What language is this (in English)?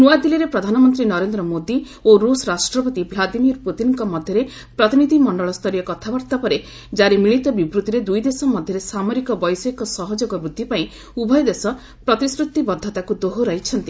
Odia